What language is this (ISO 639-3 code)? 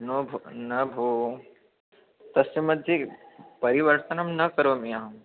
san